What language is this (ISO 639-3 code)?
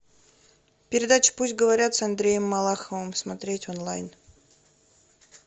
rus